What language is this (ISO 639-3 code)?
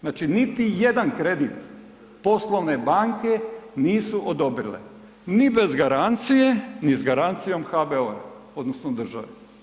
hrv